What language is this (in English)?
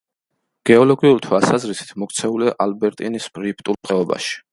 Georgian